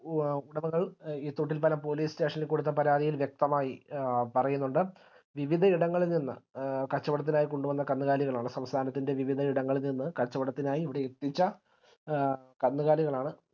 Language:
Malayalam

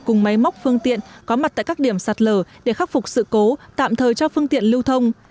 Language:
Vietnamese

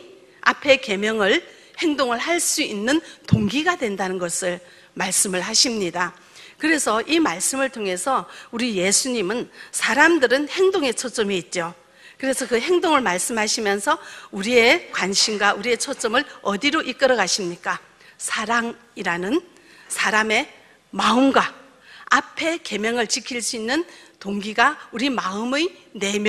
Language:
Korean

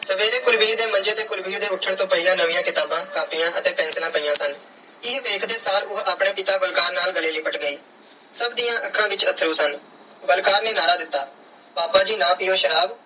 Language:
Punjabi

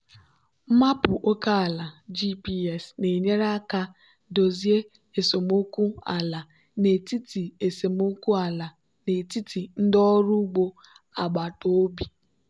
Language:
Igbo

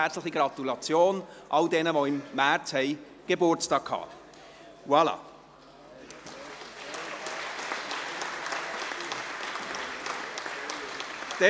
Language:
Swiss German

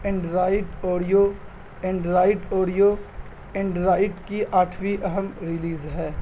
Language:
Urdu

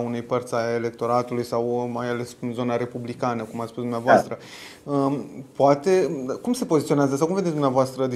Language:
Romanian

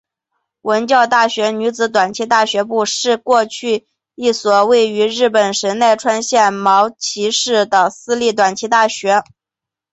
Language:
Chinese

